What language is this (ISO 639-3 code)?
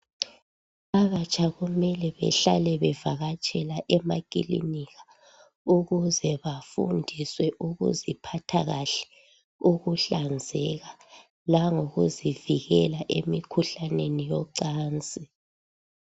nde